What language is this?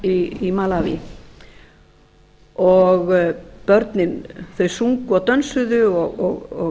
Icelandic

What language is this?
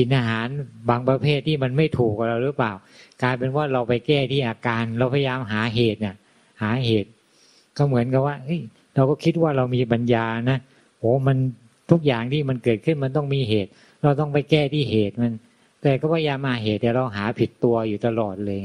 Thai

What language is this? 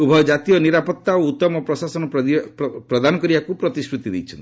Odia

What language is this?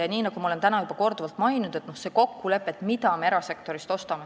Estonian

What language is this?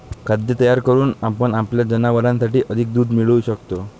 Marathi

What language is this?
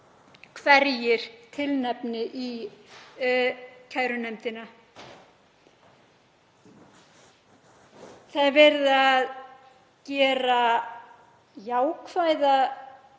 Icelandic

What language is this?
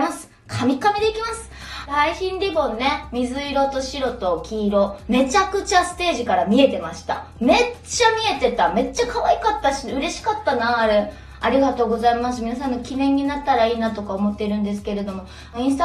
Japanese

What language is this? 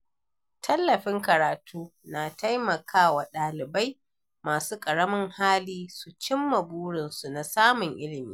Hausa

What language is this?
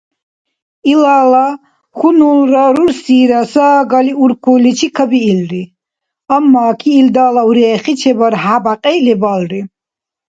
Dargwa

